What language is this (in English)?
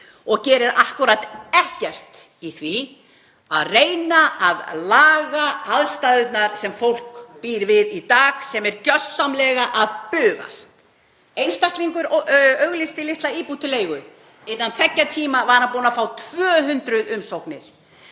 Icelandic